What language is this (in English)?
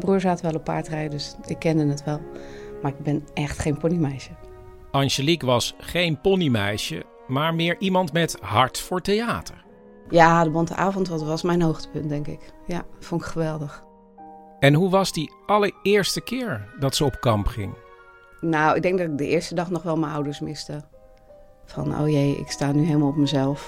Dutch